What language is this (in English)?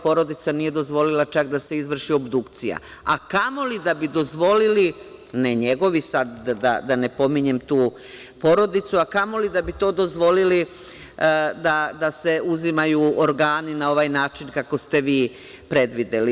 Serbian